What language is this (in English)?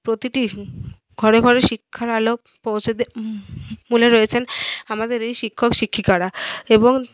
Bangla